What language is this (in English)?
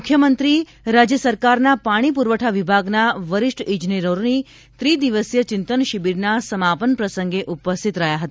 Gujarati